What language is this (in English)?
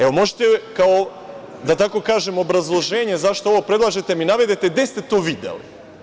Serbian